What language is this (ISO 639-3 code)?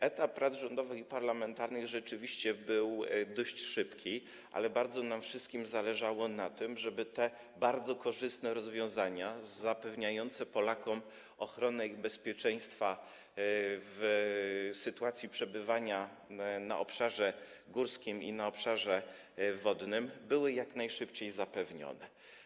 pol